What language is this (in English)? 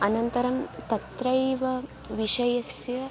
Sanskrit